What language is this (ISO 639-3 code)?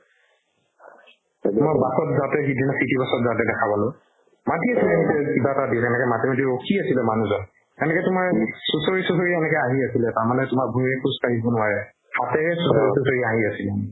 asm